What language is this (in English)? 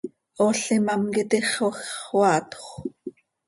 Seri